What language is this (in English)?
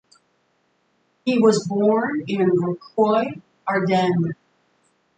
English